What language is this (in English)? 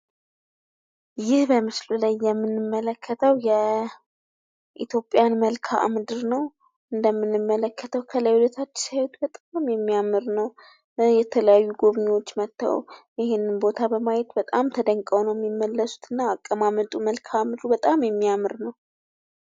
Amharic